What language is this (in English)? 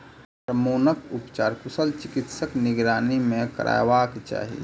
Maithili